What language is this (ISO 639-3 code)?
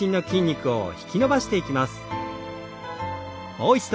jpn